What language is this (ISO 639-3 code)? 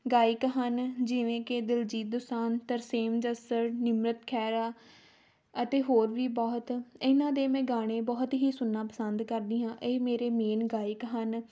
pan